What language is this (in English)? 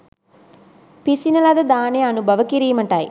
Sinhala